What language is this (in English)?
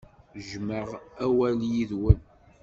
Kabyle